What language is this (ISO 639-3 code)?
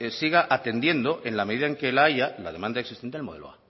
spa